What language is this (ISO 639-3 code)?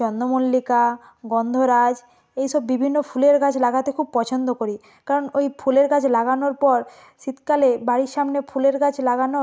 ben